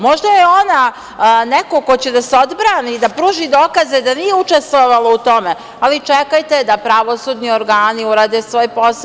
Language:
Serbian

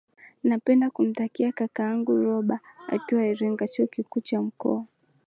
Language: Swahili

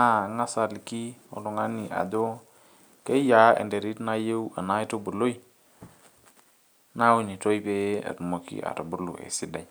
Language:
Masai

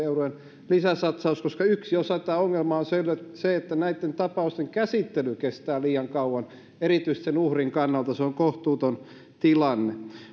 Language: Finnish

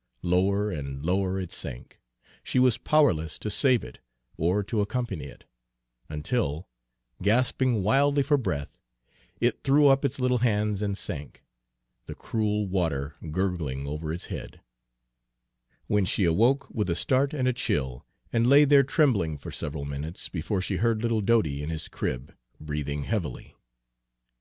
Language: English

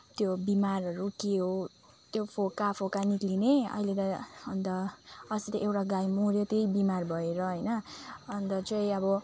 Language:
Nepali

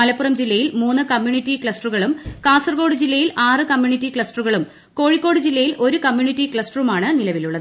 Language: Malayalam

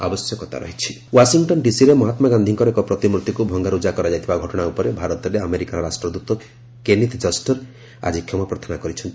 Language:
Odia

